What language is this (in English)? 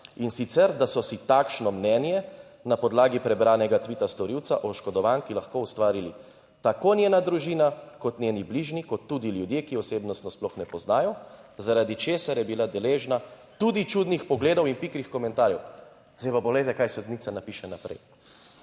Slovenian